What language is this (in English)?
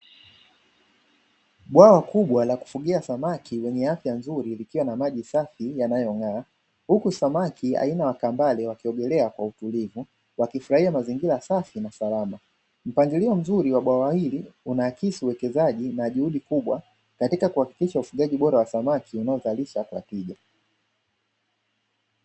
Swahili